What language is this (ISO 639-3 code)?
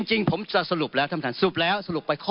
tha